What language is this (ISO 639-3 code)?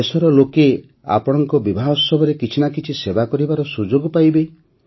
ori